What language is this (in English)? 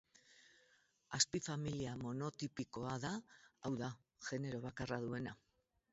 Basque